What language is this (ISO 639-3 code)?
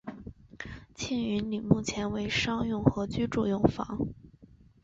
zho